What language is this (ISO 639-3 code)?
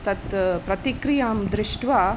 san